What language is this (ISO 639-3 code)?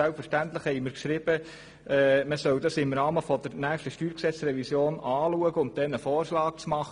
gsw